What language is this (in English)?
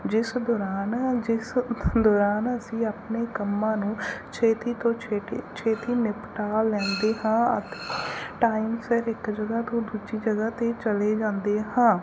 Punjabi